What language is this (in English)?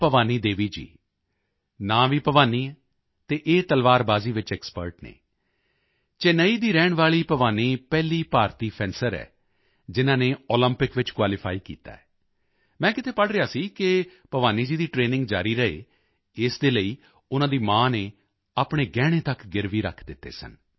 Punjabi